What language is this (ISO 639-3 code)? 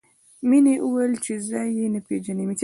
pus